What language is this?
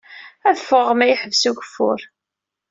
Kabyle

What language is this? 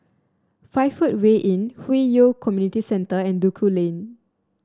English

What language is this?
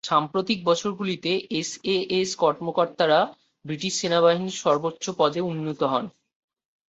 Bangla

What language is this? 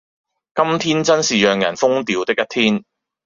Cantonese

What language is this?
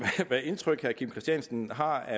Danish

